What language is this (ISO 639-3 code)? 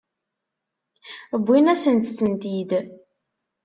kab